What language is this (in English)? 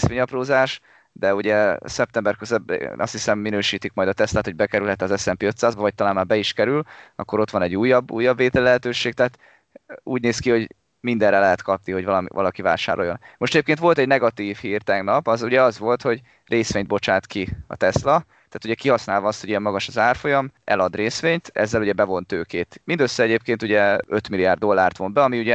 Hungarian